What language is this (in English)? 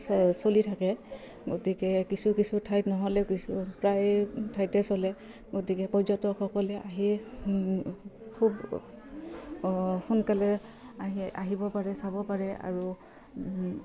Assamese